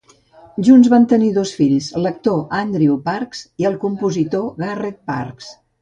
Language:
Catalan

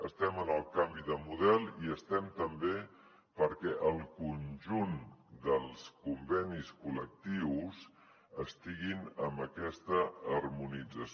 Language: Catalan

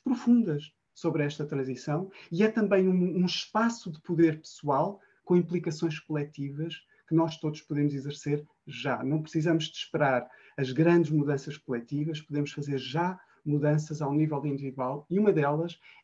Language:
Portuguese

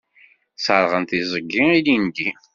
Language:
Kabyle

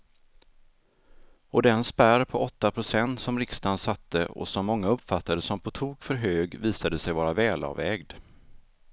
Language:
Swedish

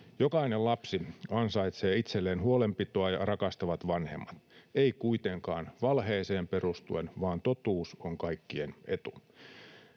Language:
Finnish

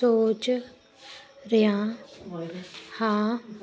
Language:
Punjabi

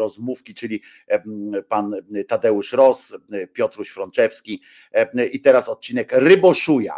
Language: Polish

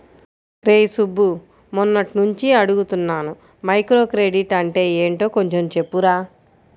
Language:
Telugu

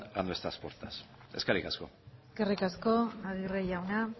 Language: Basque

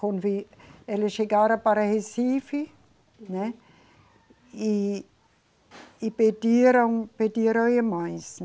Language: Portuguese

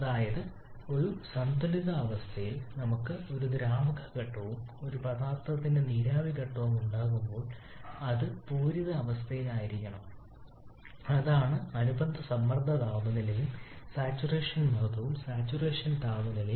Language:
Malayalam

